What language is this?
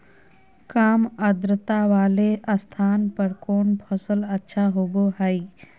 Magahi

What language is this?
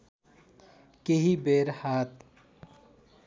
Nepali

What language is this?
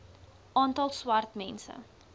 Afrikaans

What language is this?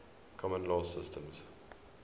English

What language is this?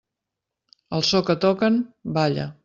Catalan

